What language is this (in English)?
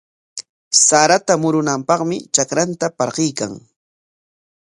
Corongo Ancash Quechua